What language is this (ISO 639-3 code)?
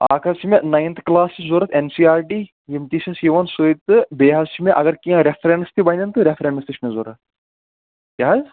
kas